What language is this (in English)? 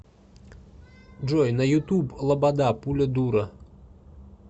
Russian